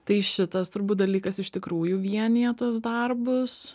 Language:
Lithuanian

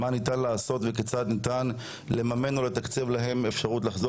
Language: Hebrew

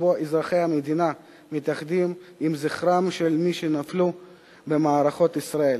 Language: Hebrew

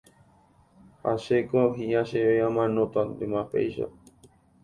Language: Guarani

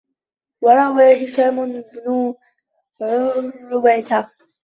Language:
Arabic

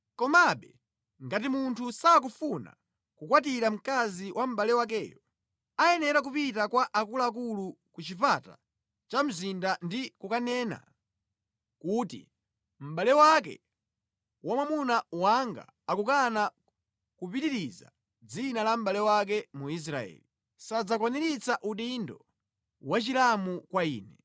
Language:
Nyanja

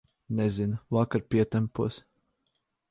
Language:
Latvian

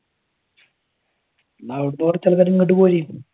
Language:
Malayalam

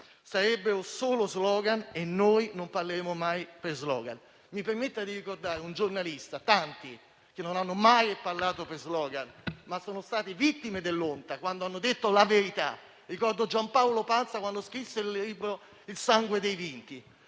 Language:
Italian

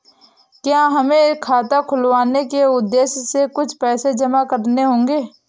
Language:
Hindi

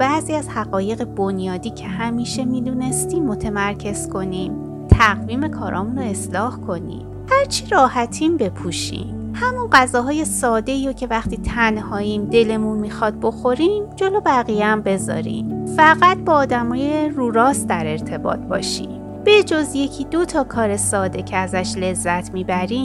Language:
Persian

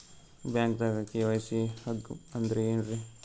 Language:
Kannada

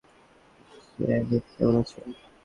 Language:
Bangla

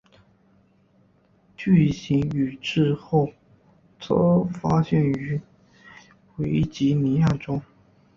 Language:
Chinese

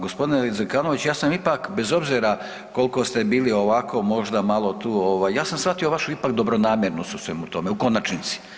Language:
Croatian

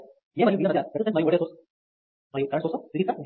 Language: Telugu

